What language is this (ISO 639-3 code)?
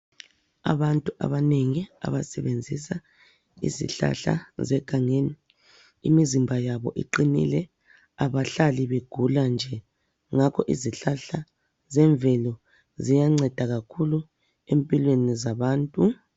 nde